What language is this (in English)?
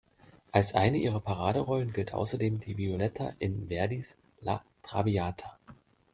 German